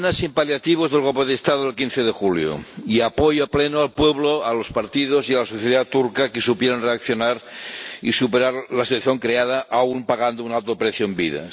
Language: Spanish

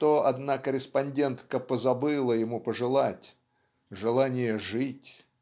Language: Russian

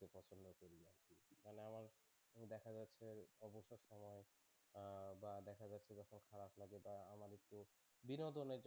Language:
Bangla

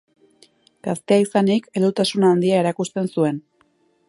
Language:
Basque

